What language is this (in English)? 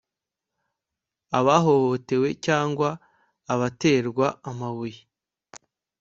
Kinyarwanda